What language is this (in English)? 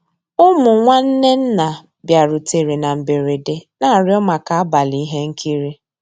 Igbo